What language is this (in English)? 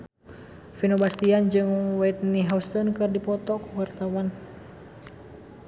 Sundanese